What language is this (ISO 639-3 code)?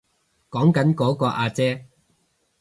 yue